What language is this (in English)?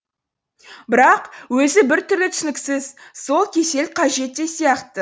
Kazakh